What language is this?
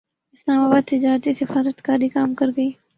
Urdu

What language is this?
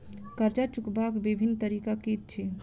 Maithili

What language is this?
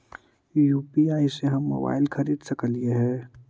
Magahi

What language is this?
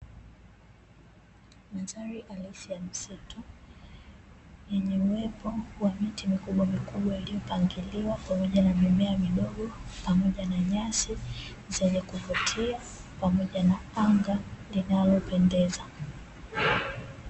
Swahili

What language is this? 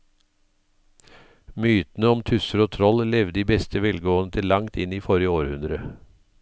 Norwegian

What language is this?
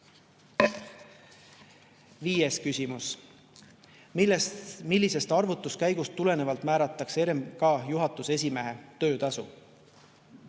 Estonian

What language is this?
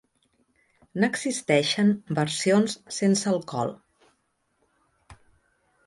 Catalan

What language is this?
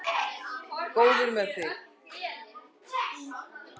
Icelandic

